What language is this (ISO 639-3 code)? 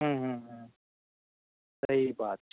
mai